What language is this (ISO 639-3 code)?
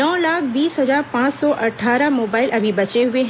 hin